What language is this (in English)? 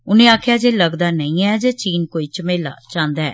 Dogri